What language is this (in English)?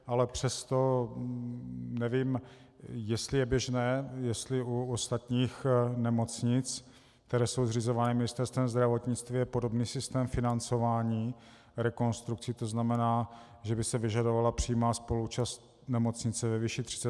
Czech